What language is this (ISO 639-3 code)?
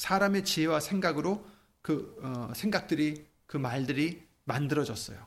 kor